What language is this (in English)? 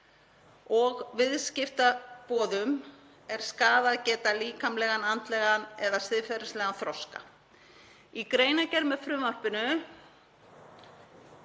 Icelandic